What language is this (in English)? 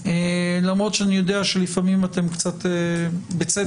Hebrew